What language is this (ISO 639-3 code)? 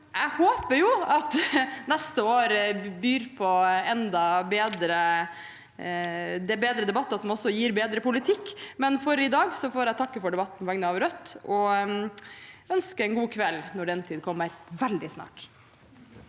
nor